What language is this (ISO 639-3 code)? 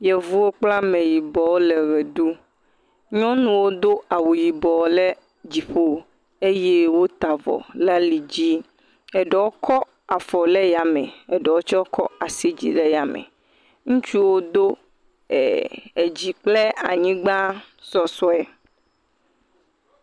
ewe